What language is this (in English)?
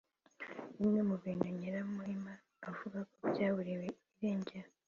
Kinyarwanda